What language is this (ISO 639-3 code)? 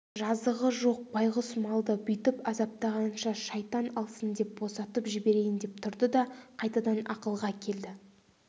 kaz